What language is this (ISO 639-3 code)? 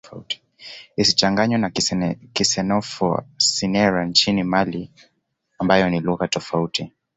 swa